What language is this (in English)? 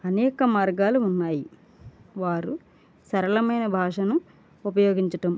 Telugu